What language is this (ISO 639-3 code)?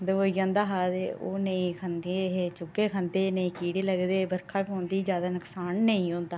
doi